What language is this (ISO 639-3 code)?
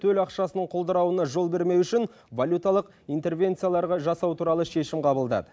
kaz